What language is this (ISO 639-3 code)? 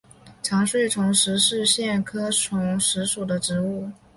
zho